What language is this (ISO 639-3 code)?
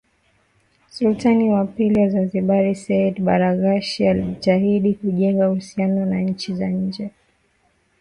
swa